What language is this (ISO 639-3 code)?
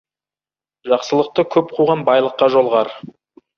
kaz